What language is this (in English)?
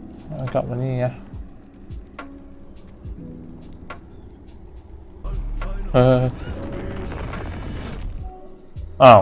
Thai